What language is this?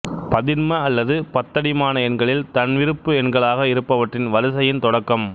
Tamil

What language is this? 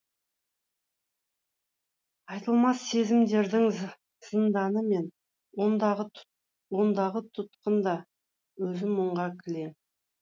Kazakh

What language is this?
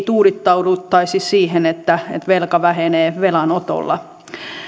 Finnish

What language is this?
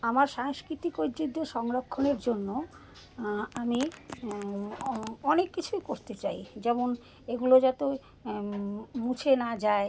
Bangla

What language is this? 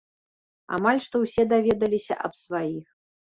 Belarusian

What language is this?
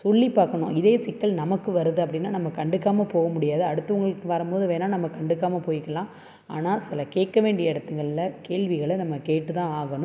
Tamil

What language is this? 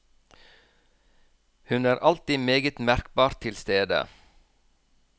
Norwegian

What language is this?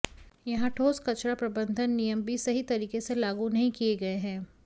Hindi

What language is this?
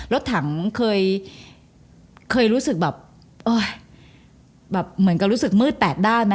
Thai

